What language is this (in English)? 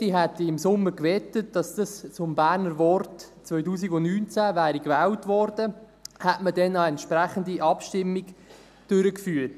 Swiss German